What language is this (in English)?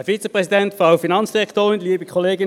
Swiss German